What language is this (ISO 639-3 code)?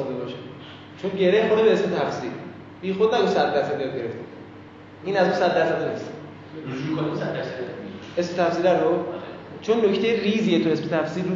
fas